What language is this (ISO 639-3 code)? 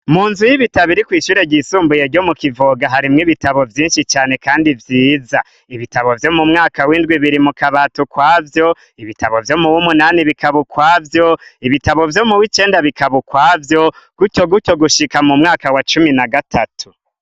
run